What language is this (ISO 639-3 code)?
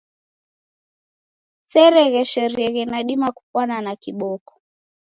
dav